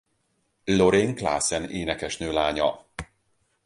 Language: Hungarian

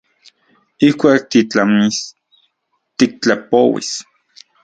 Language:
Central Puebla Nahuatl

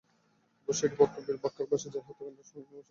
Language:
Bangla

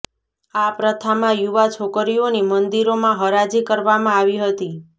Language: Gujarati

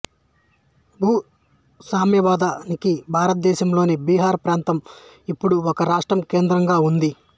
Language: Telugu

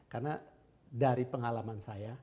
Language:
Indonesian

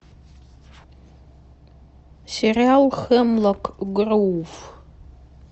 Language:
Russian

